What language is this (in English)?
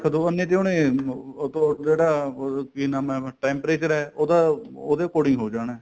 Punjabi